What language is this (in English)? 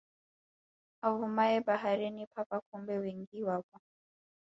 Swahili